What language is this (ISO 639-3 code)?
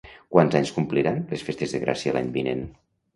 cat